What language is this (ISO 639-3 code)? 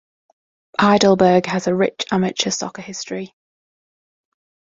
eng